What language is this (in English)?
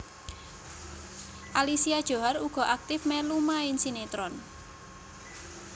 Javanese